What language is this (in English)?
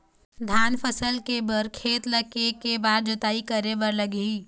Chhattisgarhi